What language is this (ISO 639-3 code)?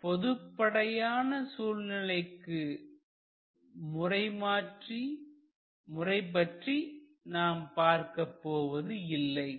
tam